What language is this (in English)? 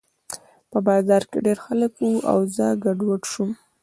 Pashto